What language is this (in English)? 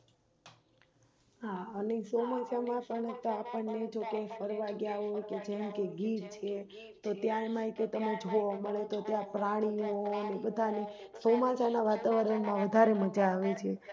Gujarati